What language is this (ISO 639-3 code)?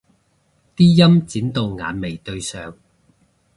yue